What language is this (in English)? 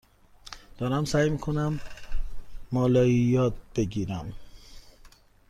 Persian